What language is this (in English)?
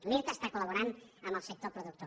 Catalan